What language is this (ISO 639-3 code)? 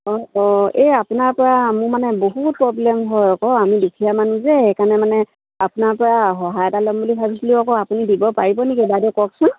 asm